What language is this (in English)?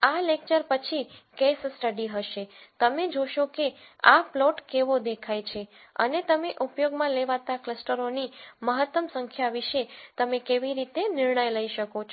Gujarati